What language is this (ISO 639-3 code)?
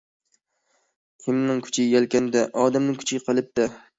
uig